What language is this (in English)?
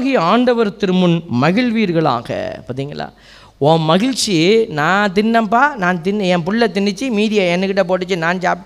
Tamil